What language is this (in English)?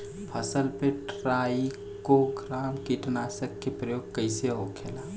Bhojpuri